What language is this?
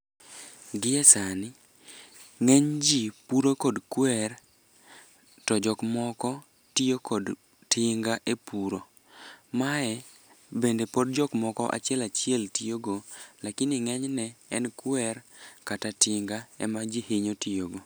Luo (Kenya and Tanzania)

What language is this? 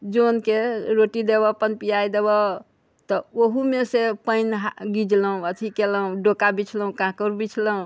Maithili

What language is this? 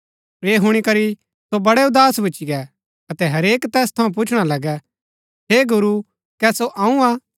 Gaddi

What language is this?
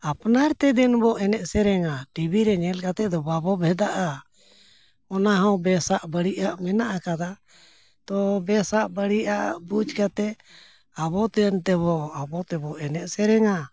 Santali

